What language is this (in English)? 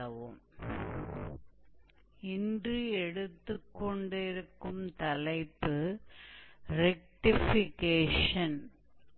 Hindi